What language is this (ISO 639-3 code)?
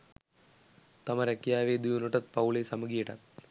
sin